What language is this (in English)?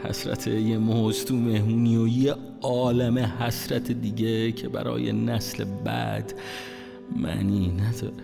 Persian